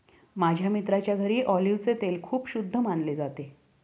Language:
Marathi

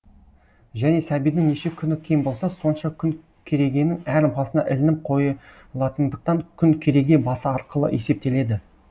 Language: Kazakh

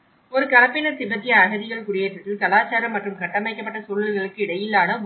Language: Tamil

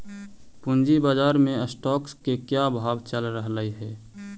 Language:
Magahi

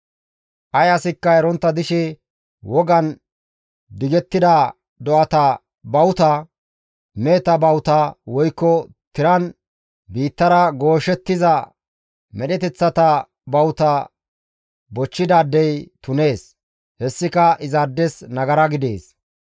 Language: Gamo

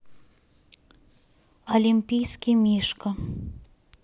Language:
Russian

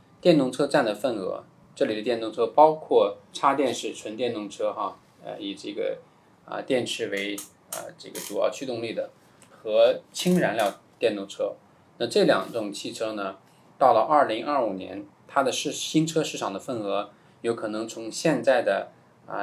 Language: Chinese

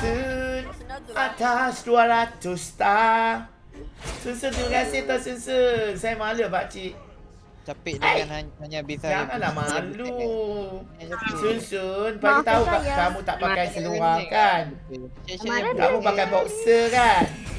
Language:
Malay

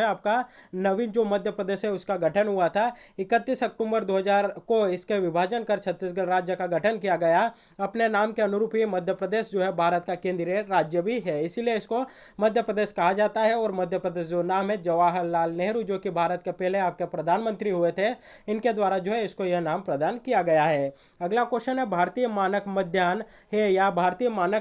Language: Hindi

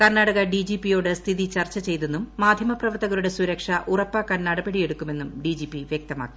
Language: Malayalam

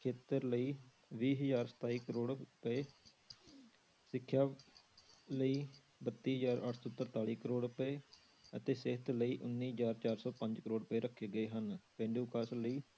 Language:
Punjabi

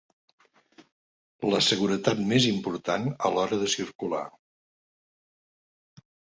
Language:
Catalan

